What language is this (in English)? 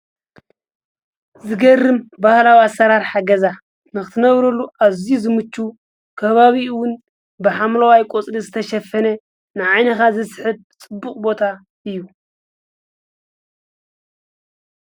Tigrinya